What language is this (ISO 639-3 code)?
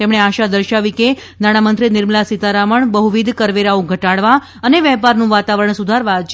guj